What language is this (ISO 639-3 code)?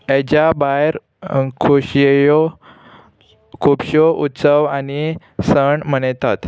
kok